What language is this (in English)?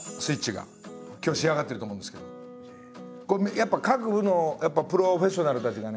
Japanese